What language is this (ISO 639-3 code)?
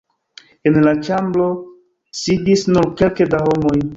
epo